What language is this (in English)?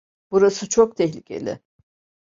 Turkish